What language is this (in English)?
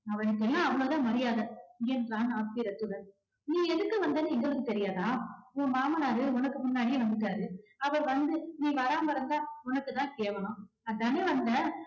Tamil